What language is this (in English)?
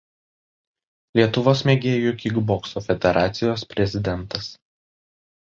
Lithuanian